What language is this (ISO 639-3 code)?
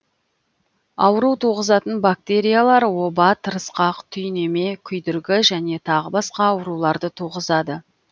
kaz